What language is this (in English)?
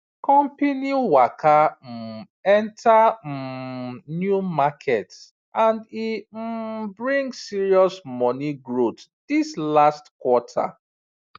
Nigerian Pidgin